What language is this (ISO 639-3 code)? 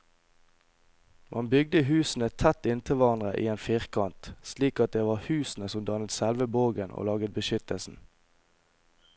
nor